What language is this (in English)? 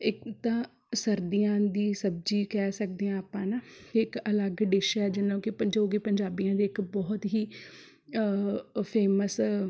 Punjabi